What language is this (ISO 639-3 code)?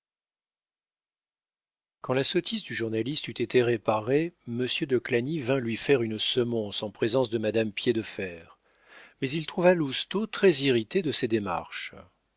fra